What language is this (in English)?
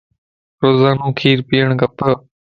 Lasi